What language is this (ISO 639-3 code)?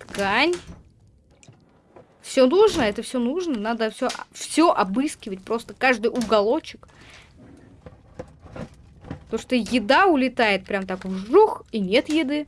rus